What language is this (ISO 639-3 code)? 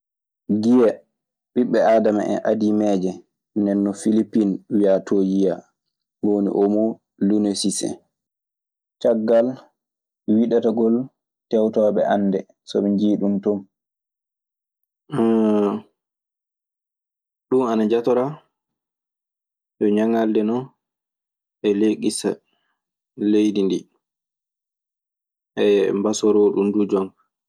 ffm